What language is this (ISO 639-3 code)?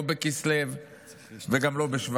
heb